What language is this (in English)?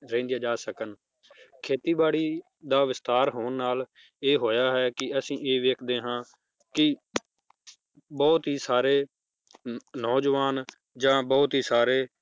Punjabi